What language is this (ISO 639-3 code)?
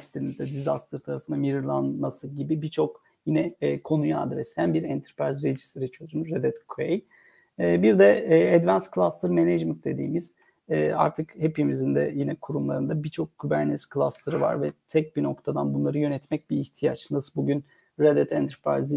tur